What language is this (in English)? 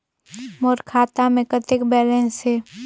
Chhattisgarhi